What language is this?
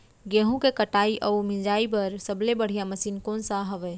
Chhattisgarhi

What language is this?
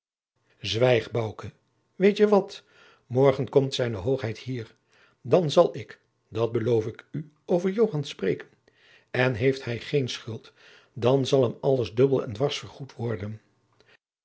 Dutch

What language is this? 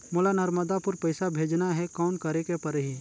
Chhattisgarhi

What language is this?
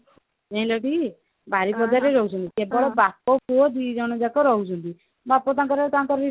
Odia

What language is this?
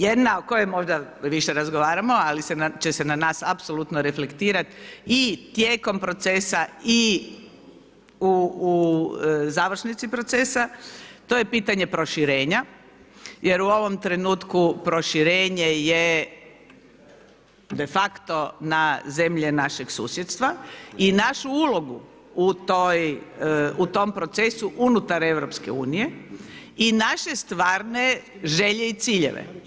Croatian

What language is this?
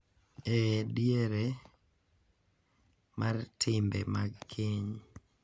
Luo (Kenya and Tanzania)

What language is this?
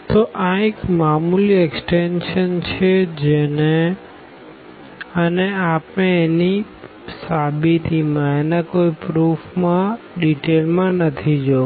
Gujarati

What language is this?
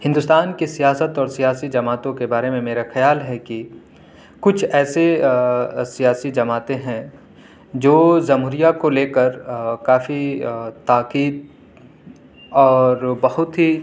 Urdu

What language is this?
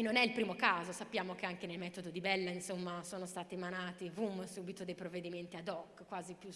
Italian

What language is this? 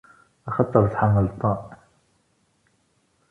Kabyle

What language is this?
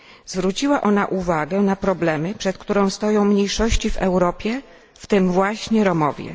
Polish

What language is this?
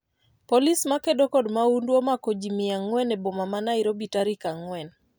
Luo (Kenya and Tanzania)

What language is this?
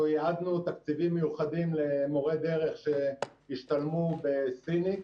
Hebrew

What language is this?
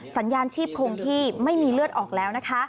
Thai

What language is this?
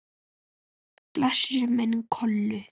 Icelandic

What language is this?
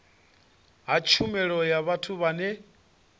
Venda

